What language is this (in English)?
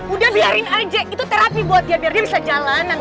Indonesian